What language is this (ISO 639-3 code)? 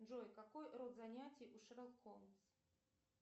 rus